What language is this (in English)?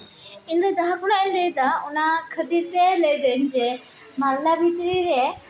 Santali